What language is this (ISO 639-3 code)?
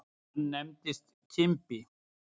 isl